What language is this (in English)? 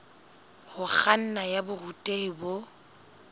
Southern Sotho